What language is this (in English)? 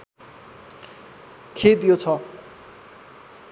Nepali